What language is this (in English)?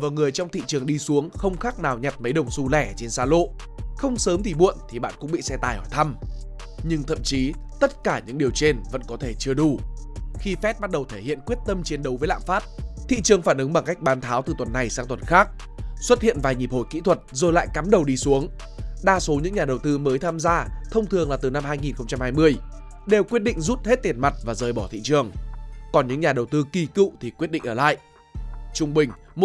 Vietnamese